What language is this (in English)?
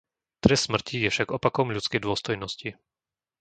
Slovak